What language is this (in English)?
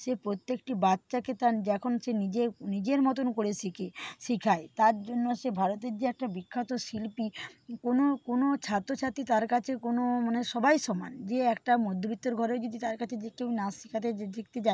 Bangla